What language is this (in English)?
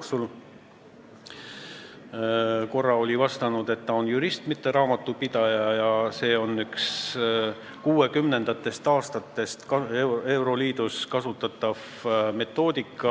Estonian